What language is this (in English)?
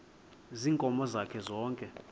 Xhosa